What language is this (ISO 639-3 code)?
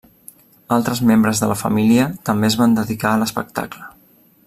cat